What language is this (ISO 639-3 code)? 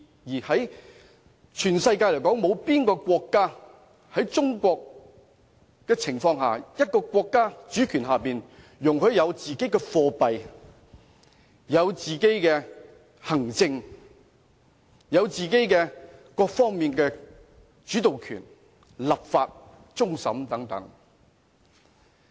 yue